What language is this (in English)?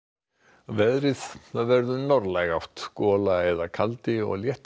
Icelandic